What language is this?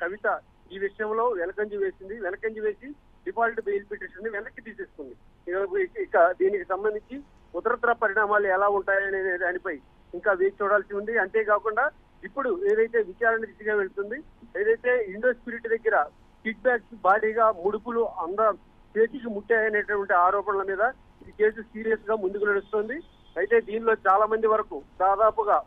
Telugu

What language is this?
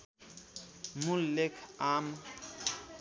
Nepali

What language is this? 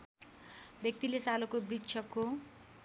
Nepali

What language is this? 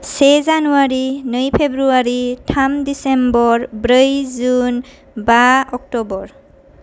Bodo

